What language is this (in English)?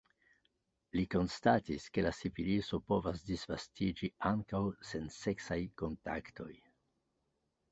Esperanto